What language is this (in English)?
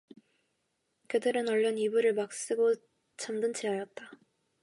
Korean